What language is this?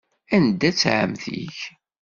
Kabyle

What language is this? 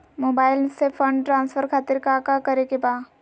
Magahi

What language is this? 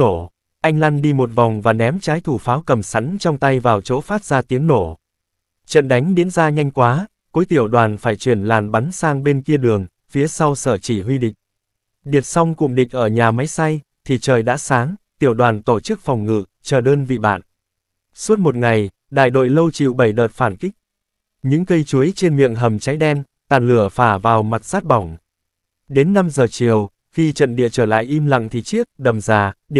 Vietnamese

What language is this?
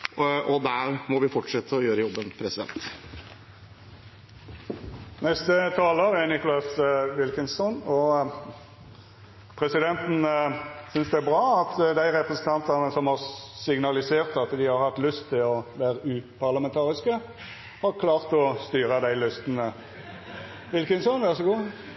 Norwegian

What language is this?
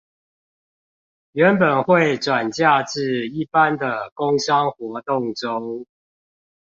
Chinese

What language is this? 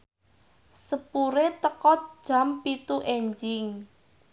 Javanese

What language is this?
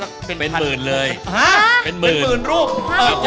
Thai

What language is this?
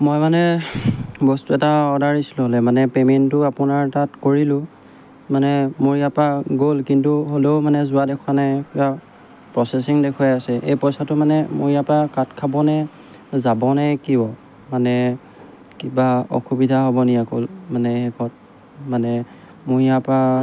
Assamese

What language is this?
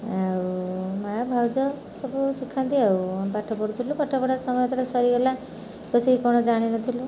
Odia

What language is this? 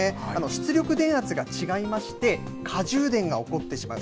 Japanese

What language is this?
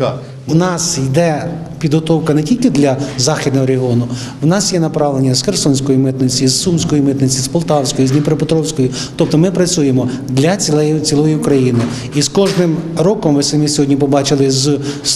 Ukrainian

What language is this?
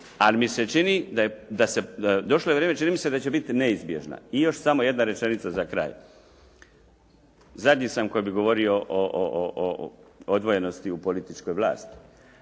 Croatian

